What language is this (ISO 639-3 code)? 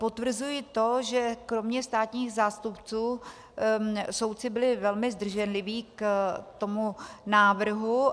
ces